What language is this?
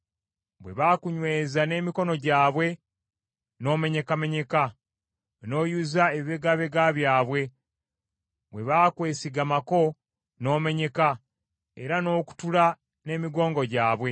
Ganda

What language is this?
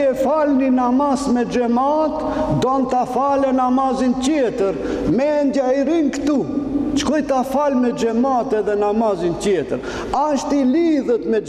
Romanian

